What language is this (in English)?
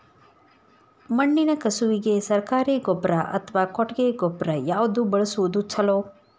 Kannada